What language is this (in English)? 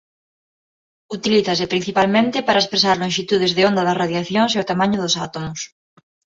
Galician